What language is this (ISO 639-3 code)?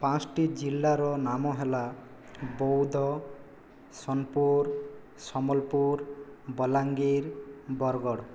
ori